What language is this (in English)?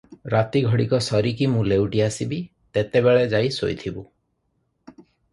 Odia